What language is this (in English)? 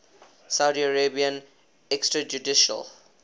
English